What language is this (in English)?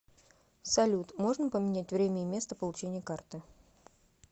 Russian